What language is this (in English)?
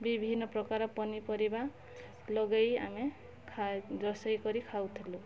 Odia